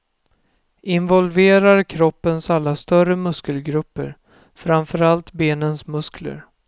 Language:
Swedish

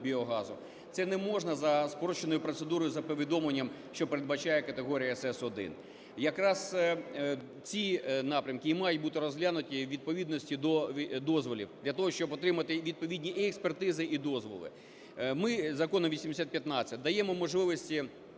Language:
Ukrainian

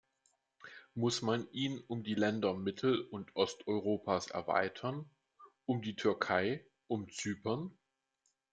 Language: German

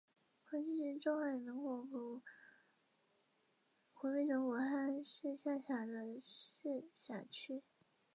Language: Chinese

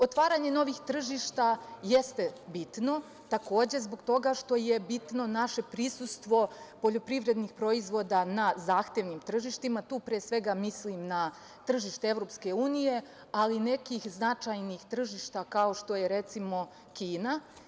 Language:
Serbian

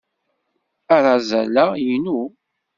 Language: Kabyle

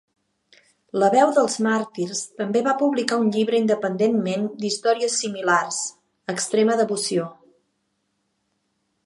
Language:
Catalan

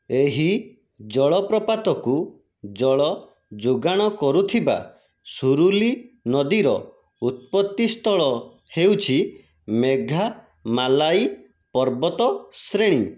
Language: Odia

